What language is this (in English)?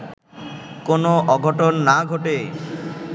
Bangla